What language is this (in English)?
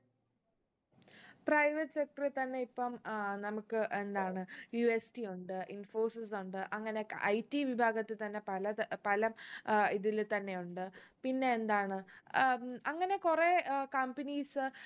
Malayalam